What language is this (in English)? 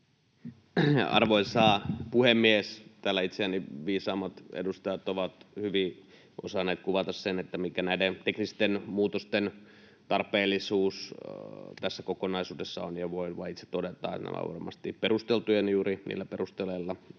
Finnish